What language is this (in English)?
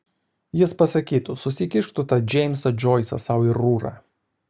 Lithuanian